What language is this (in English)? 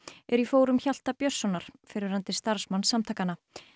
Icelandic